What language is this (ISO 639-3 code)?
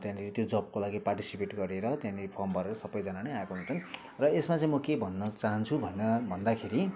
nep